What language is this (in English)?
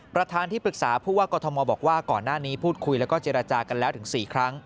Thai